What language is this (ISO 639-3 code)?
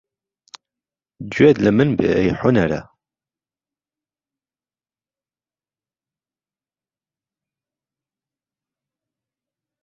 ckb